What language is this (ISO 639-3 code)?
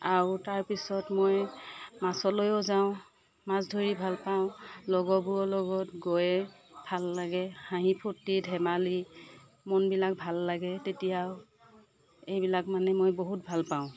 asm